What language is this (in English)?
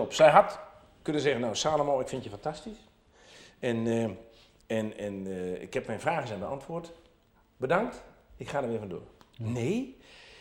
Dutch